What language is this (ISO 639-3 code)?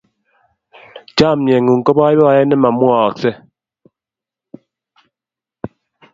kln